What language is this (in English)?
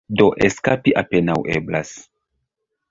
Esperanto